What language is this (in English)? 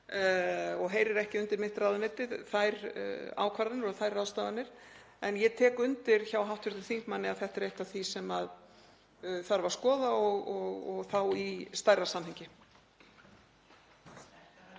Icelandic